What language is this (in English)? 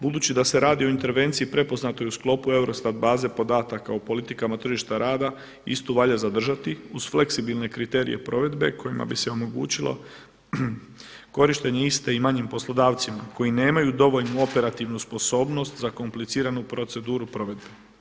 Croatian